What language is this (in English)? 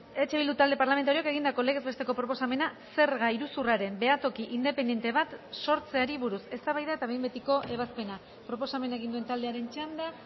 Basque